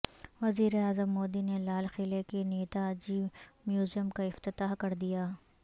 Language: Urdu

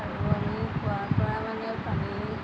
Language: Assamese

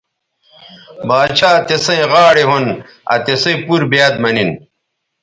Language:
Bateri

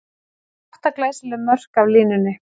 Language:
Icelandic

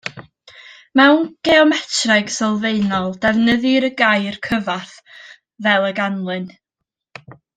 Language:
Welsh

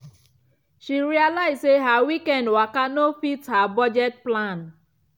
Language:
Nigerian Pidgin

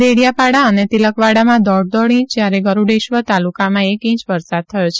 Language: Gujarati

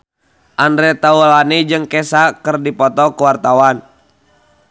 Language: Sundanese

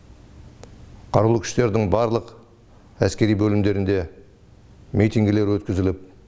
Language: Kazakh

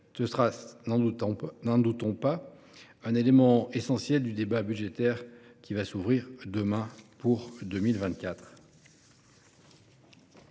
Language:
French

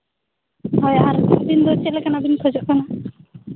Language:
Santali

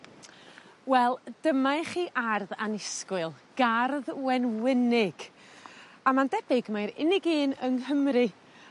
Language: Welsh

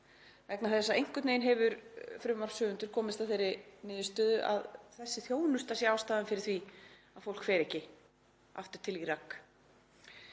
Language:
Icelandic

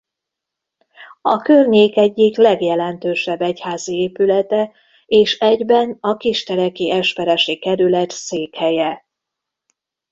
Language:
Hungarian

